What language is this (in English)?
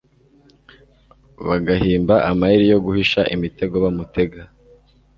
Kinyarwanda